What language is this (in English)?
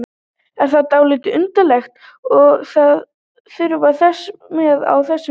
Icelandic